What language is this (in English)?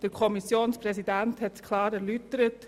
Swiss German